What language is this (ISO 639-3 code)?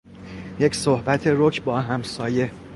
fas